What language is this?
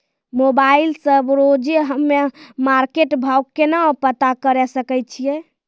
Maithili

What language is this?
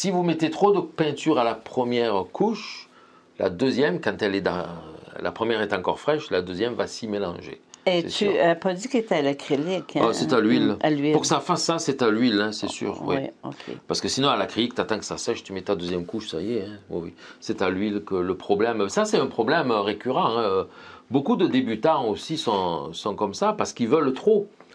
French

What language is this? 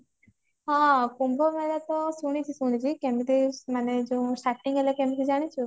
Odia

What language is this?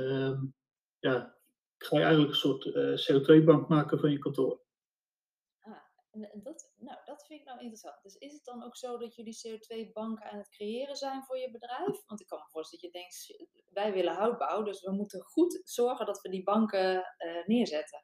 Dutch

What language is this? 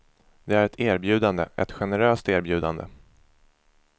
Swedish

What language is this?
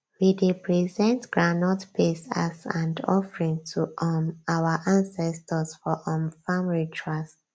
Nigerian Pidgin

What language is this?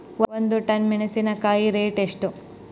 Kannada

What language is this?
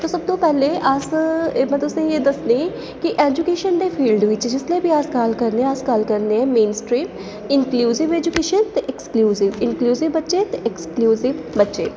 Dogri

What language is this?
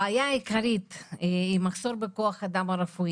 Hebrew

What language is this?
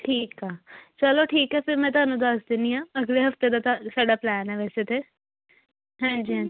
Punjabi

